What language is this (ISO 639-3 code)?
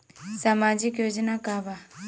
bho